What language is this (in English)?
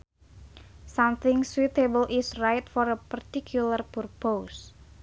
Sundanese